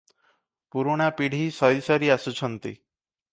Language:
Odia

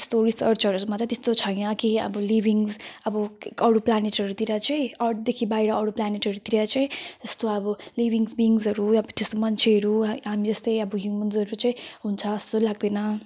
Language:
Nepali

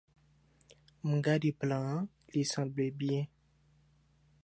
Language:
Haitian Creole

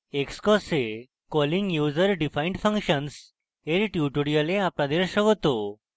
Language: Bangla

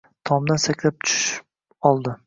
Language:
Uzbek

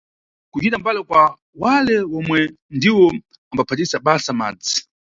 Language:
Nyungwe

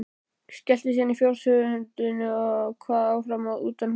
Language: Icelandic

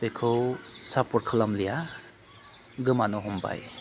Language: Bodo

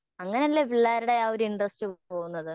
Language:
Malayalam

